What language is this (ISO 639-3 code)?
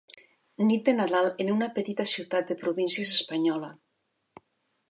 cat